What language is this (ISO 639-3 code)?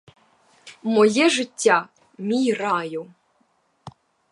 ukr